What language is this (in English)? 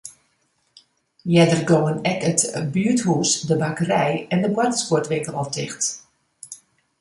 Western Frisian